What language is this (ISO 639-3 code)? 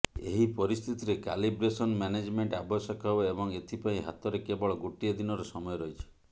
ori